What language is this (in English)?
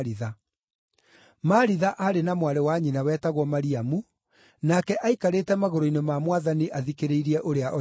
Kikuyu